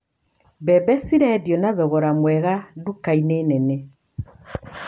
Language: Kikuyu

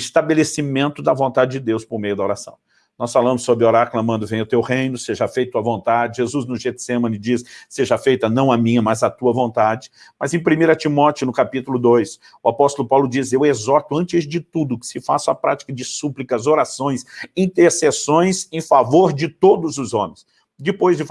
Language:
Portuguese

